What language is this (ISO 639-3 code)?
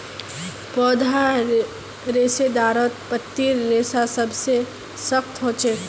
mag